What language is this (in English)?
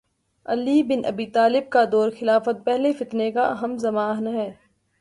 Urdu